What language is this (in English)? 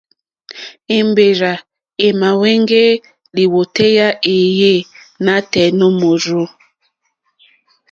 Mokpwe